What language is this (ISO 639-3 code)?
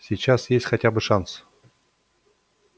rus